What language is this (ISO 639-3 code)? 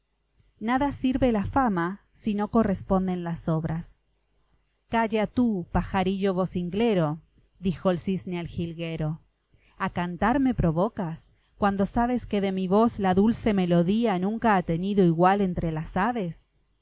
spa